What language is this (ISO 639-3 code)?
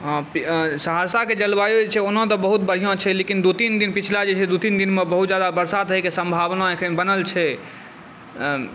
mai